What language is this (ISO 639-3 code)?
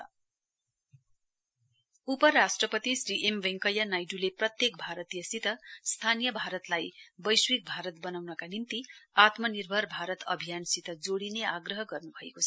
nep